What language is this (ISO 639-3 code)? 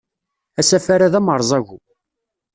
kab